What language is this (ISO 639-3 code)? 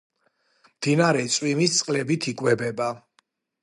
kat